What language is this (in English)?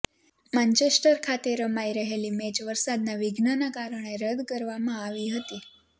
Gujarati